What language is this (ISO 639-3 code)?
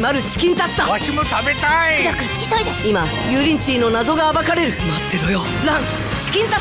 jpn